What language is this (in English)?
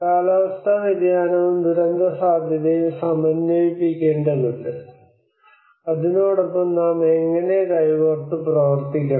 Malayalam